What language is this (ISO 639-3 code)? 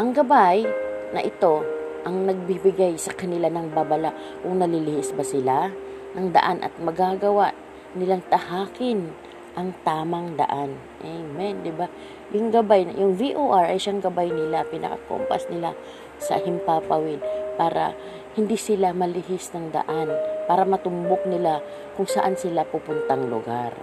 fil